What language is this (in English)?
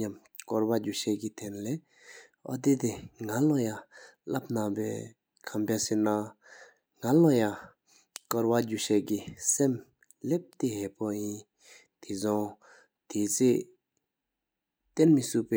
Sikkimese